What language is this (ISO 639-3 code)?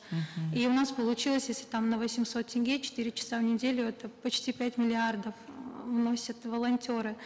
kaz